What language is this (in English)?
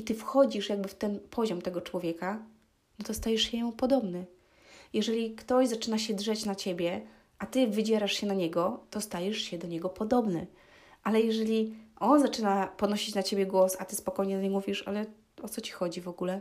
Polish